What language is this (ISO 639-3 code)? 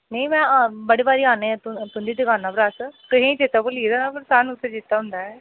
doi